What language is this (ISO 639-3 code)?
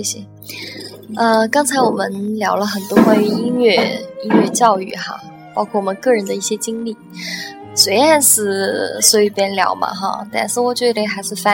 zho